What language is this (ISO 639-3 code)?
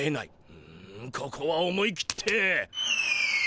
jpn